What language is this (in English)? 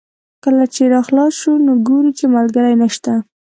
Pashto